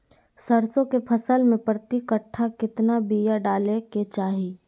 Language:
Magahi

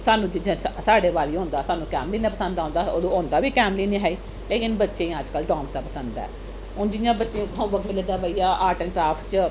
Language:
Dogri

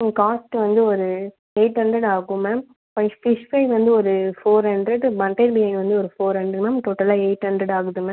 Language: Tamil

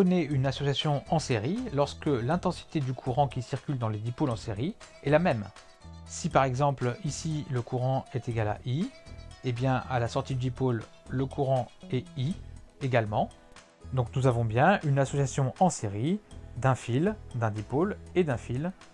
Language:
French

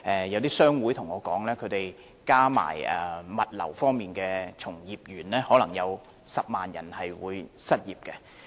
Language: Cantonese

